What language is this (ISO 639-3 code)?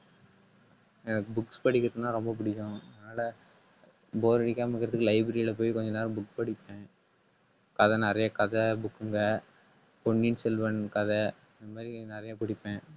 tam